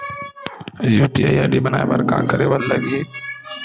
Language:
Chhattisgarhi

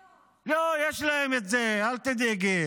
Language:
Hebrew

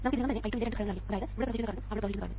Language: Malayalam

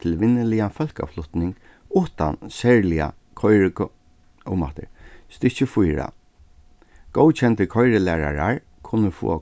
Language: Faroese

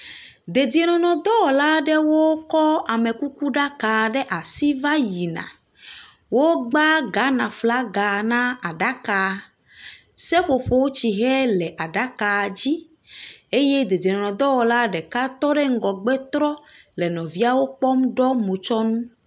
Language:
Ewe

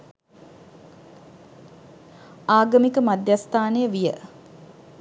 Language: Sinhala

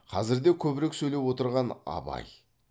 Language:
Kazakh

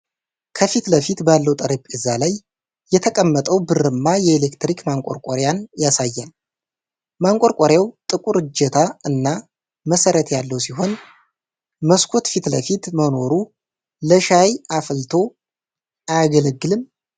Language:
Amharic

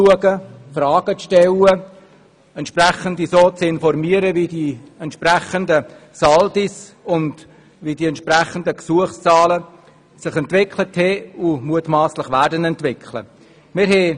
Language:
Swiss German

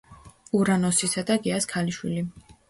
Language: Georgian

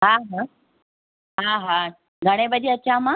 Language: Sindhi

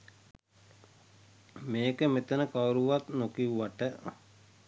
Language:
Sinhala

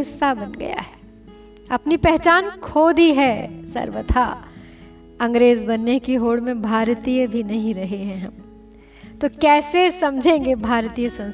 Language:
Hindi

